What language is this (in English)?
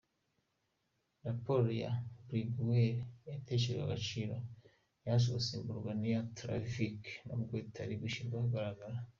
Kinyarwanda